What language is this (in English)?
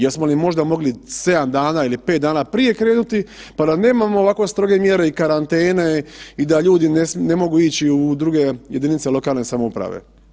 Croatian